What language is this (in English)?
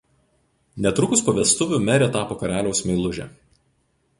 Lithuanian